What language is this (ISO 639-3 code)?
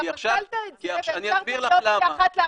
heb